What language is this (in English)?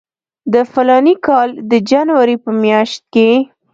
Pashto